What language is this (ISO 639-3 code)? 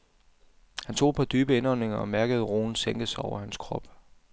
dan